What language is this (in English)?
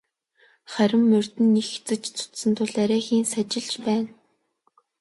Mongolian